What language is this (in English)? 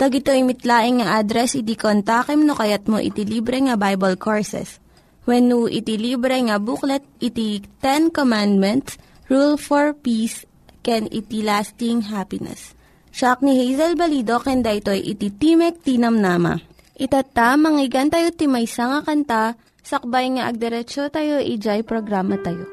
Filipino